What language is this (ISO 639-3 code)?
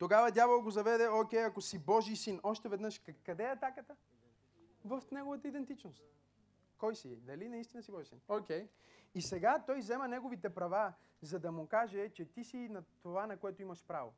bul